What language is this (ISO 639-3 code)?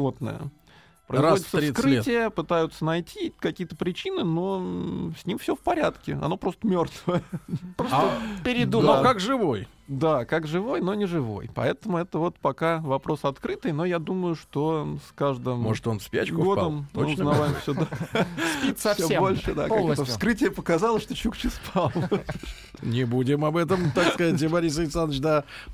rus